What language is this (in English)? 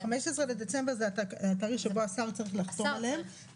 Hebrew